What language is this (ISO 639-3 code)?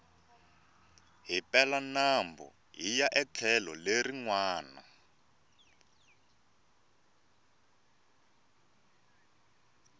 tso